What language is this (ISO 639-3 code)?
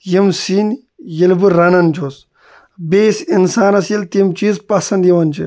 kas